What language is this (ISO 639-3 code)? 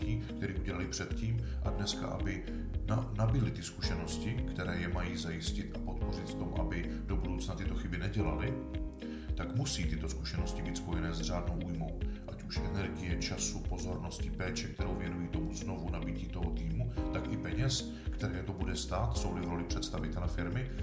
ces